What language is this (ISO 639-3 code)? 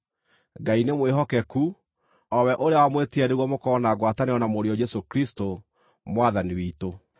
kik